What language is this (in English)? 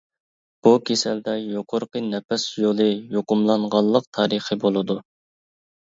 Uyghur